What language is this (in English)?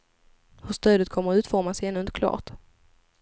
Swedish